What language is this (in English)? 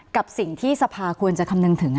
Thai